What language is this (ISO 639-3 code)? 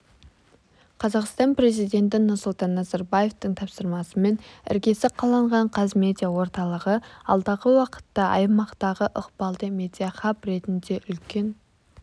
kaz